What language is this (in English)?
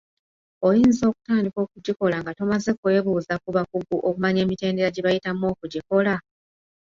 Ganda